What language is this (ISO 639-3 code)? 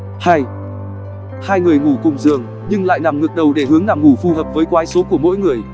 vie